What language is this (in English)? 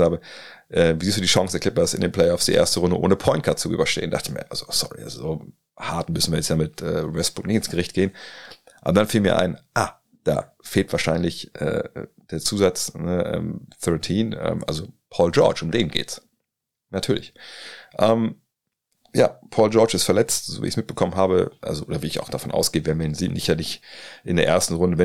German